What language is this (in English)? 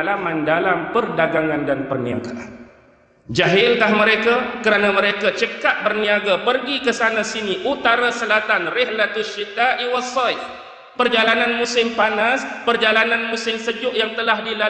Malay